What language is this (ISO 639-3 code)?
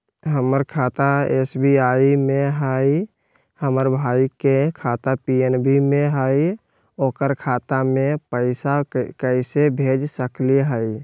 mag